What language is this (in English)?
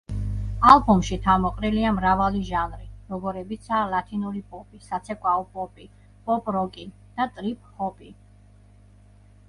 Georgian